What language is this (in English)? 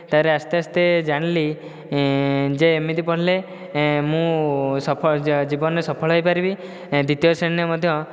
Odia